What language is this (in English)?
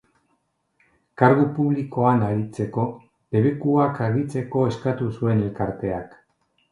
Basque